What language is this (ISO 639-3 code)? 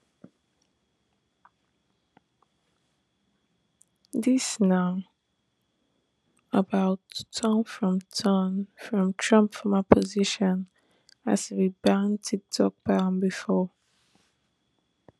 pcm